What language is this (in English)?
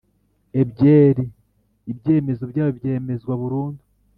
Kinyarwanda